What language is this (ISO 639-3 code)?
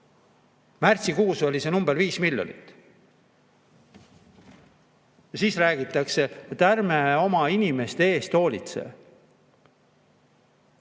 est